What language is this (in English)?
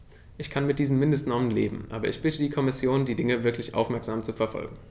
German